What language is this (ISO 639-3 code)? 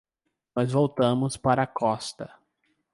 por